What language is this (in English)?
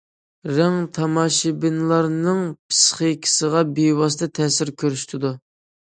Uyghur